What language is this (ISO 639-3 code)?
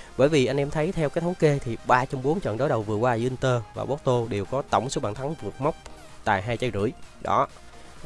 vie